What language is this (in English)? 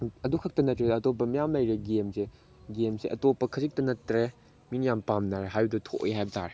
Manipuri